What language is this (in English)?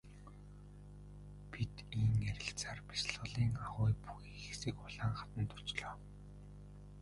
Mongolian